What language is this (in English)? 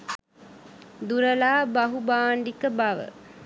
Sinhala